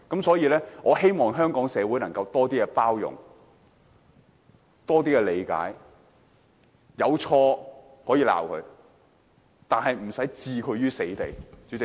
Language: Cantonese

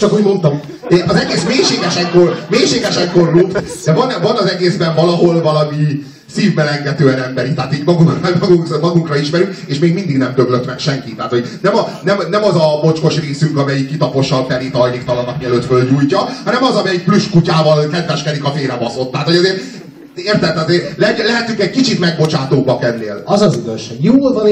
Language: Hungarian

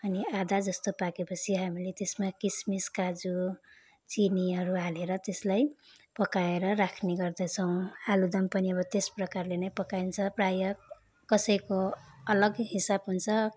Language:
Nepali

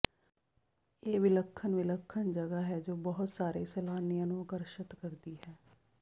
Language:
Punjabi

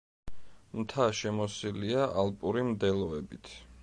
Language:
Georgian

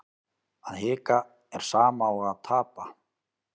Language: Icelandic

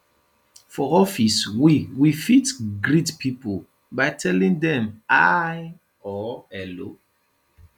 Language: Nigerian Pidgin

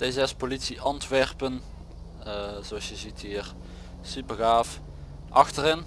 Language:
Dutch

